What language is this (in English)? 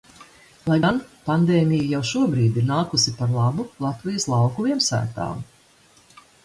Latvian